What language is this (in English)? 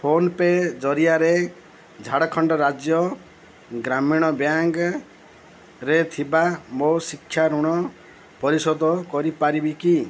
Odia